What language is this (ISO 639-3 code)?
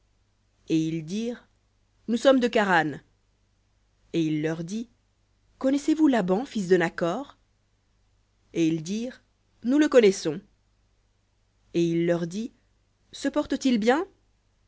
fra